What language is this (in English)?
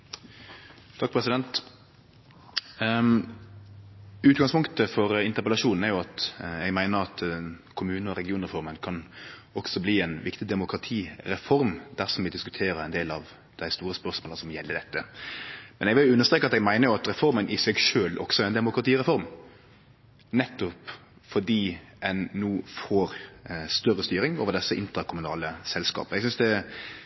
Norwegian Nynorsk